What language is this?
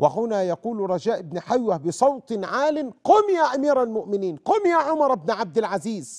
Arabic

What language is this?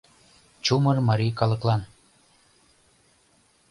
Mari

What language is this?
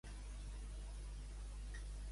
Catalan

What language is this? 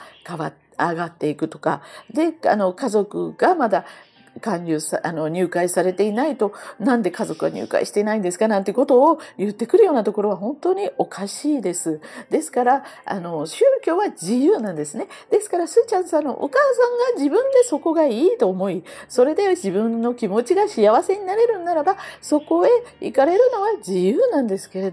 Japanese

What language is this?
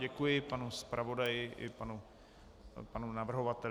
Czech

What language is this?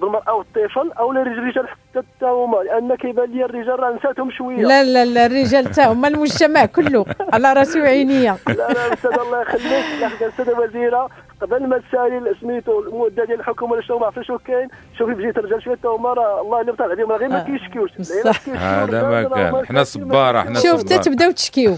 Arabic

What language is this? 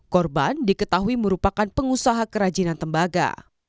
Indonesian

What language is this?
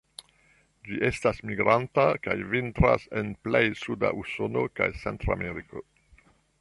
Esperanto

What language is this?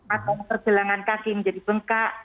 Indonesian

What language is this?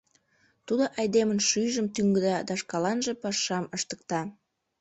Mari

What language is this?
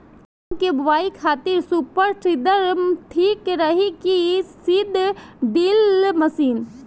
Bhojpuri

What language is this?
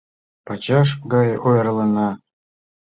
Mari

